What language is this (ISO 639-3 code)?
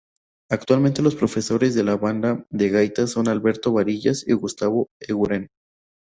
spa